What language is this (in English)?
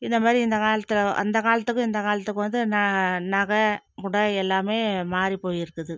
Tamil